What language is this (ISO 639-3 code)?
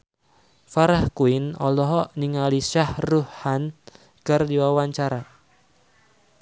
sun